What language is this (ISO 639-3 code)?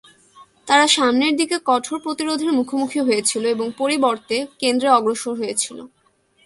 ben